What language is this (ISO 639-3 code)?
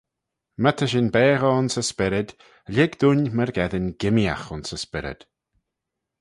glv